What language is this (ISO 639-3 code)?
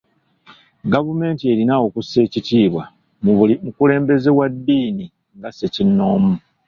lug